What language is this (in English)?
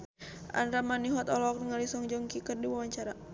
Sundanese